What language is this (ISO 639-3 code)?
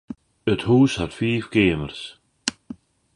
fry